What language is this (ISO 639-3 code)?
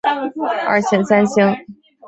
zho